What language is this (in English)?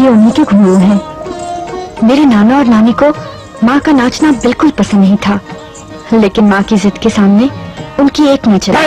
Hindi